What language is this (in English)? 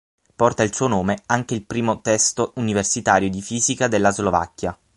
Italian